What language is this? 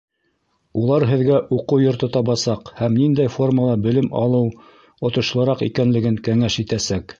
Bashkir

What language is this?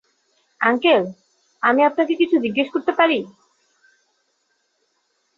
Bangla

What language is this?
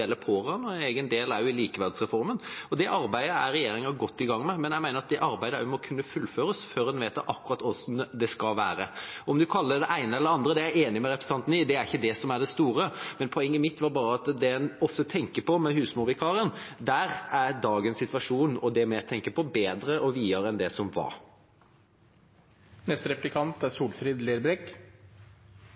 Norwegian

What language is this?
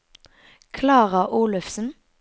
Norwegian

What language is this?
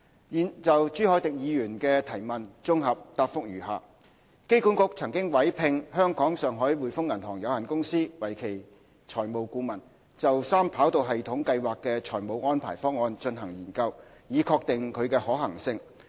Cantonese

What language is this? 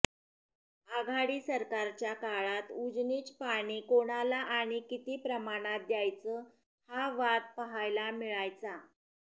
Marathi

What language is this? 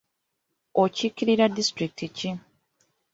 Ganda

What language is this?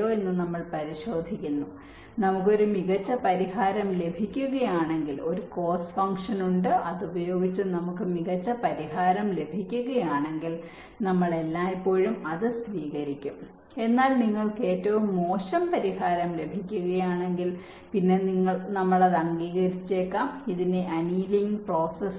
Malayalam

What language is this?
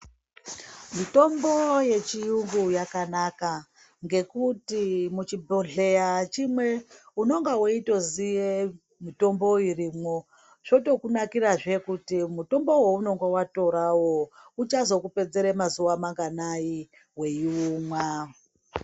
Ndau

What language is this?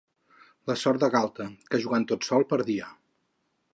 Catalan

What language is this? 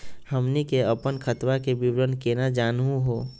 Magahi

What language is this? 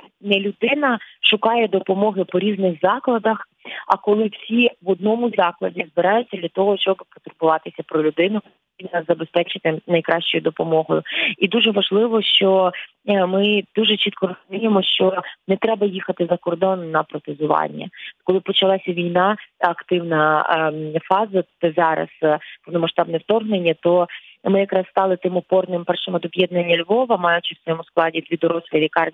Ukrainian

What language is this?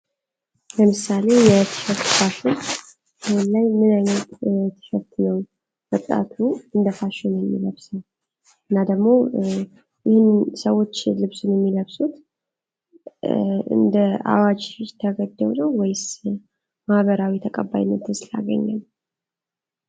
Amharic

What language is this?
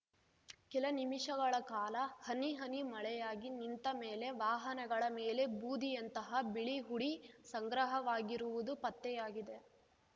Kannada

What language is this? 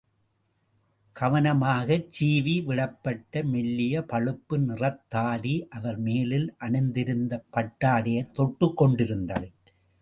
Tamil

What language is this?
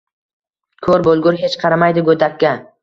Uzbek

